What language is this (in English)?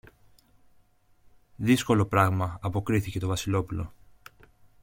Greek